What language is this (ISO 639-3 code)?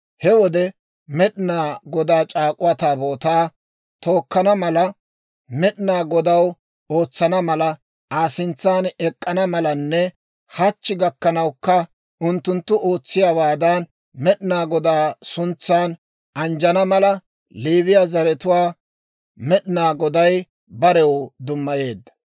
dwr